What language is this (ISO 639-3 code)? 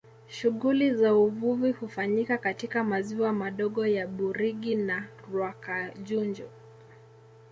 swa